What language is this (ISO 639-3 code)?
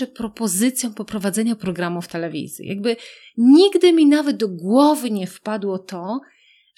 pol